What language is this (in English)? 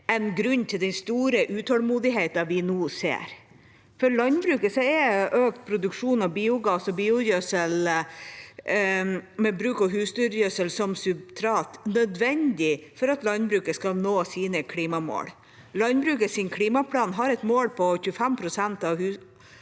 Norwegian